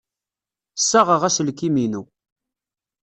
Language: Kabyle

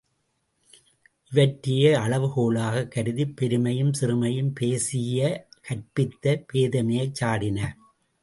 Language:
Tamil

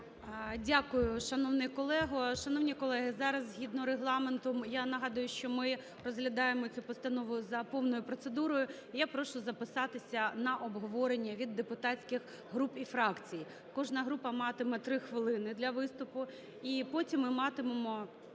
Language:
Ukrainian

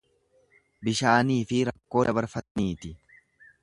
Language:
Oromo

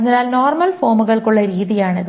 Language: Malayalam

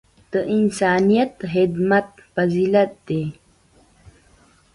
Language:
Pashto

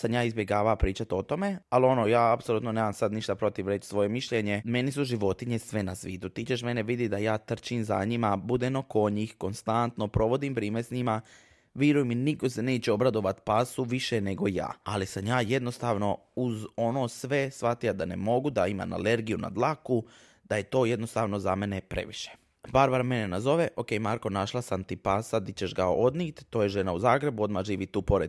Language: Croatian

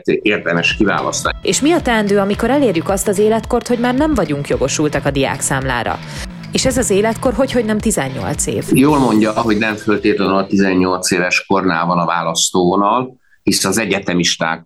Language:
Hungarian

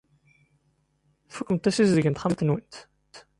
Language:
Kabyle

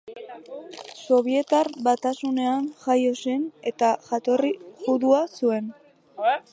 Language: Basque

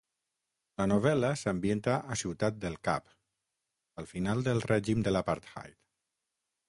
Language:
Catalan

